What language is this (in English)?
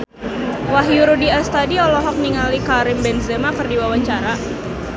Sundanese